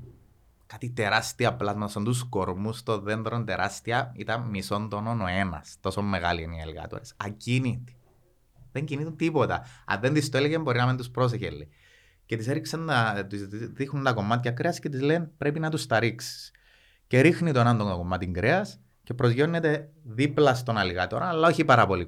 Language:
Greek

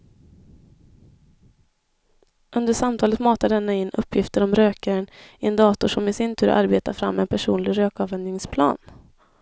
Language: Swedish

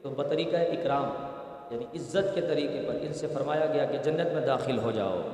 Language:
Urdu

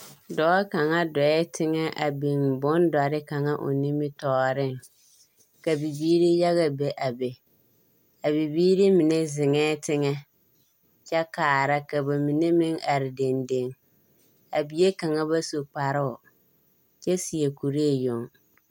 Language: Southern Dagaare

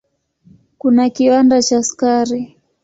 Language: Swahili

